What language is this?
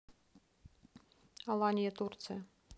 Russian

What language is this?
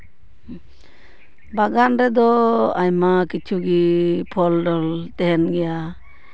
Santali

